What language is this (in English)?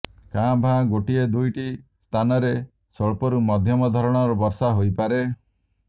Odia